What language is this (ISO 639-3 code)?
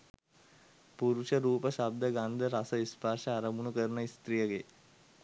sin